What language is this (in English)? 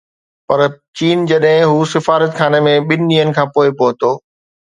Sindhi